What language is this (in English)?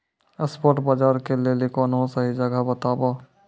Maithili